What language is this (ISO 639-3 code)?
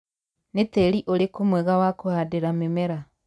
kik